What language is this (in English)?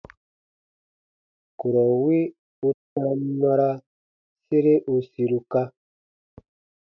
Baatonum